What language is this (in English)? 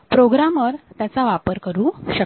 Marathi